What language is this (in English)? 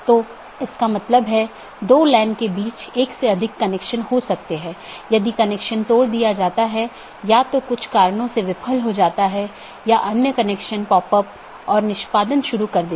Hindi